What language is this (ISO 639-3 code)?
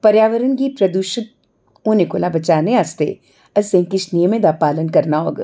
doi